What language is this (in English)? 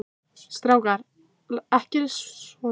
Icelandic